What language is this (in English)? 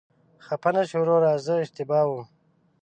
Pashto